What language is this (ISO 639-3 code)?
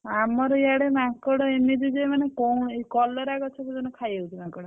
ori